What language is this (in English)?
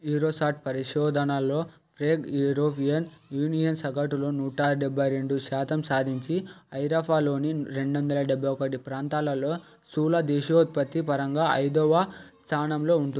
Telugu